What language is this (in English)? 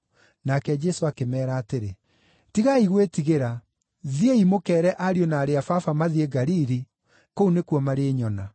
Kikuyu